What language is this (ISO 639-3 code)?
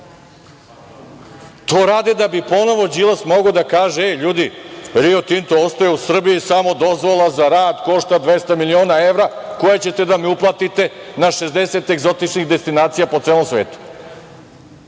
srp